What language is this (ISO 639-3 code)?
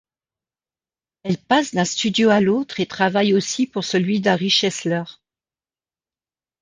fra